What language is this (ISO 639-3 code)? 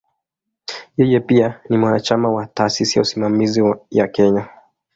swa